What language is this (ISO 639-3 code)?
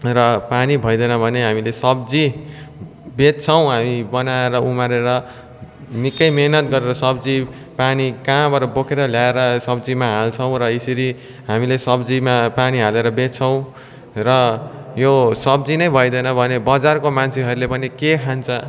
nep